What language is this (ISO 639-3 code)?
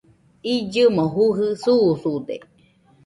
hux